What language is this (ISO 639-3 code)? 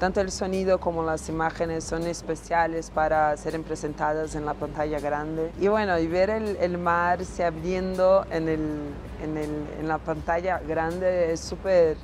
spa